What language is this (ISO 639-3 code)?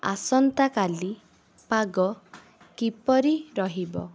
ori